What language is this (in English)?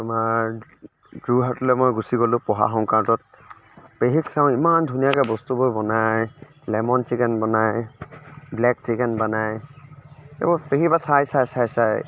Assamese